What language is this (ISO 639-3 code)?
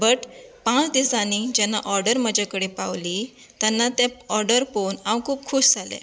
kok